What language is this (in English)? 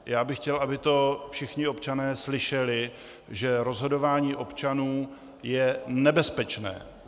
Czech